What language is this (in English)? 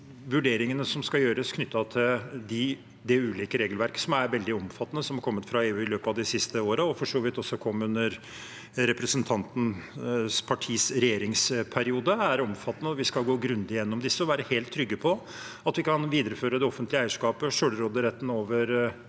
Norwegian